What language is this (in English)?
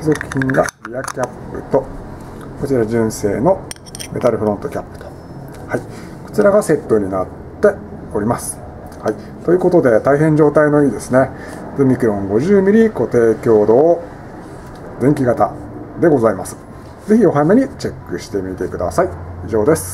Japanese